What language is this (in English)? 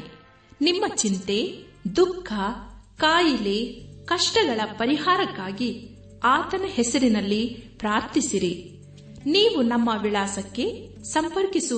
Kannada